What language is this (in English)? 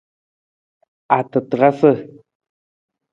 Nawdm